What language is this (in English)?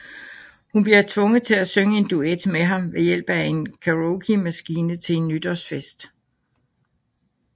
Danish